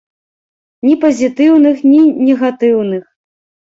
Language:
Belarusian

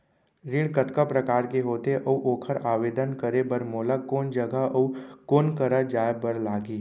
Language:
Chhattisgarhi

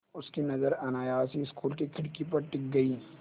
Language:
Hindi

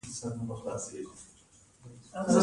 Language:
Pashto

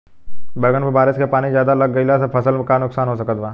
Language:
Bhojpuri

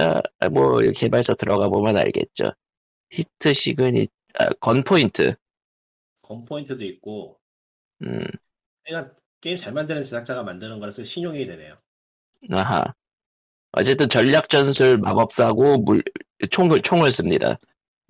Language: Korean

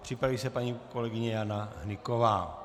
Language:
Czech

